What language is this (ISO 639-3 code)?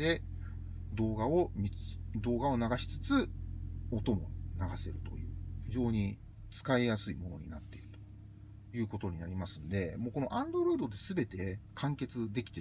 jpn